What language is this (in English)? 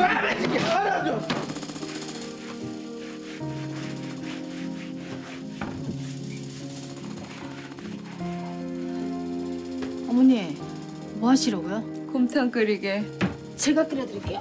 Korean